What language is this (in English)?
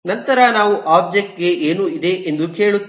Kannada